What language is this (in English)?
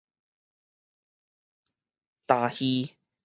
Min Nan Chinese